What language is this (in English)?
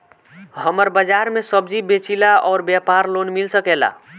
Bhojpuri